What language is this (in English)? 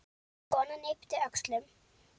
Icelandic